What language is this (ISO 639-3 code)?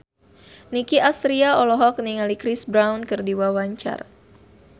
sun